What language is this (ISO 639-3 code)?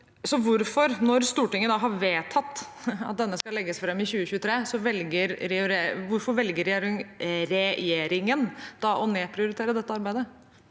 nor